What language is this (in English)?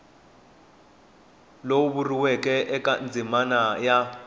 Tsonga